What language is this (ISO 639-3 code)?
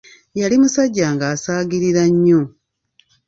lug